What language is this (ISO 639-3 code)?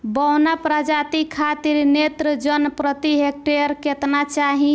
bho